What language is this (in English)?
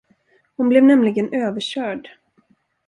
Swedish